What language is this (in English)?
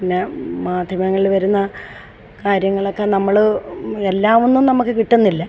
Malayalam